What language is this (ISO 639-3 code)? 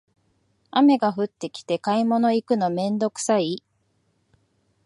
jpn